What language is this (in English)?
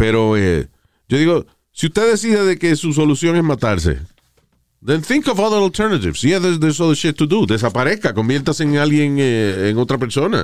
Spanish